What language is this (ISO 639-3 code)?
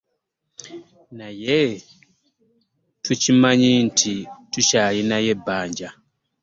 lug